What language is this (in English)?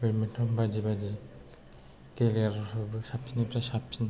Bodo